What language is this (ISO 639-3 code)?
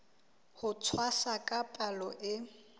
sot